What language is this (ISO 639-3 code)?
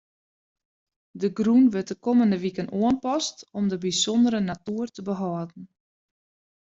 fry